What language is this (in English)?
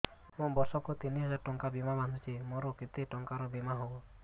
Odia